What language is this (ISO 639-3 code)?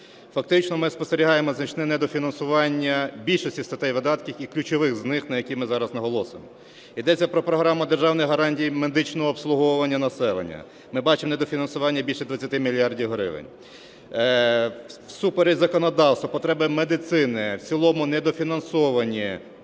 ukr